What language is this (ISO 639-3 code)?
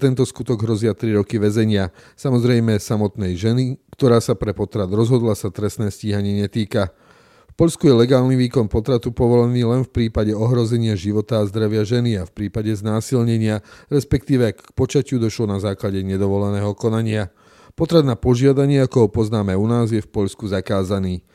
slk